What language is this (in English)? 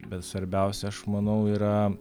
Lithuanian